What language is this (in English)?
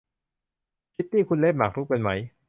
Thai